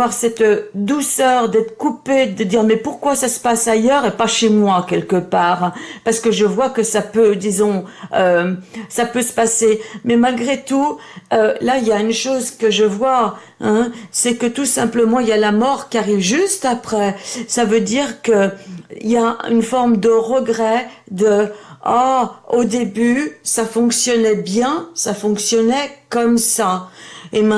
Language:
French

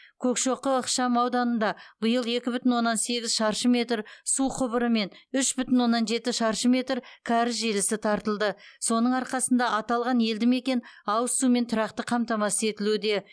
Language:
Kazakh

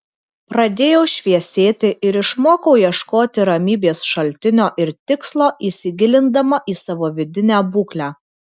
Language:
Lithuanian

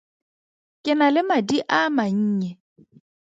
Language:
Tswana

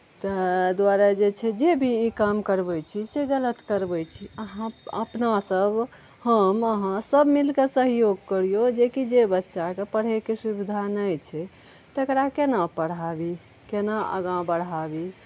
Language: Maithili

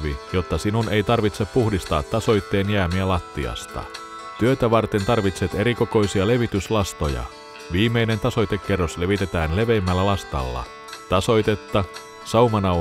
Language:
Finnish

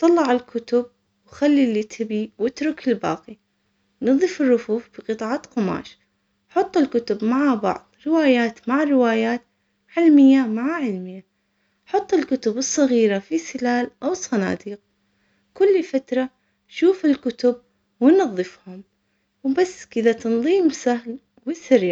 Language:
Omani Arabic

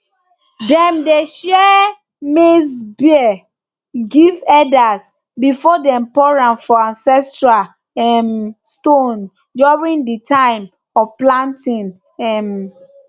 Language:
Nigerian Pidgin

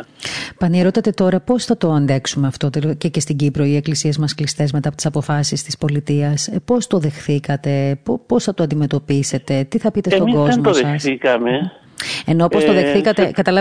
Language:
Greek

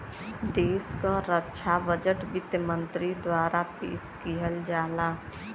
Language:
Bhojpuri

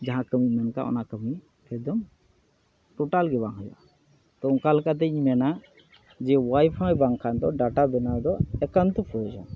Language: Santali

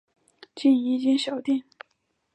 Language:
Chinese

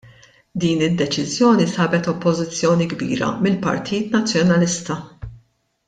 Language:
Maltese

